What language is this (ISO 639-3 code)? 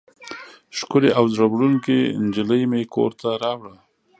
pus